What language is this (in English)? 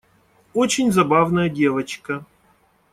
Russian